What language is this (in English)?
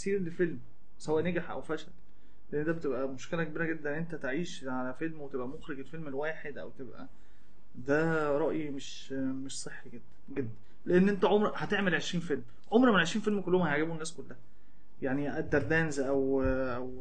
Arabic